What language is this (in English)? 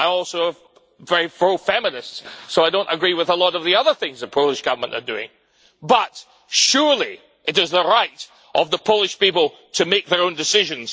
English